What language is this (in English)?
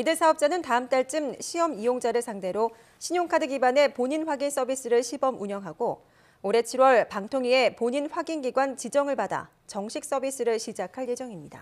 Korean